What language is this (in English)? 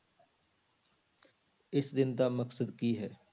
Punjabi